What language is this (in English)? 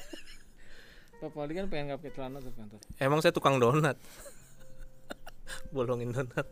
Indonesian